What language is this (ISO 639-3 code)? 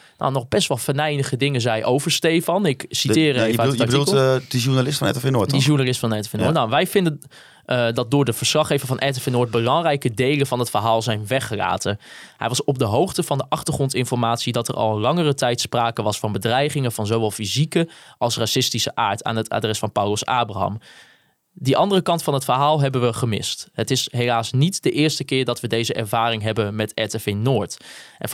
nld